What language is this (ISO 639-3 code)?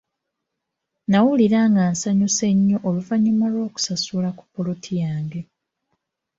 lug